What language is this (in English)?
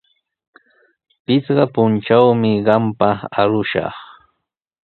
Sihuas Ancash Quechua